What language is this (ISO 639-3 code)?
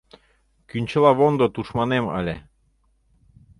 chm